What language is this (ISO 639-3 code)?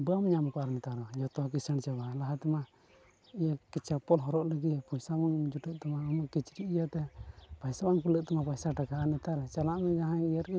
sat